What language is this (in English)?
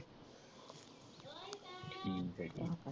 Punjabi